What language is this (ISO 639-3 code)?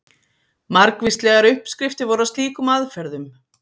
isl